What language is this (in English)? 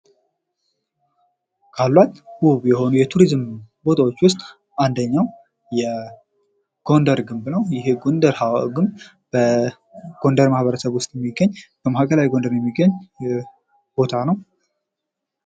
Amharic